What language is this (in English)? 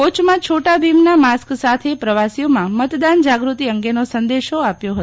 Gujarati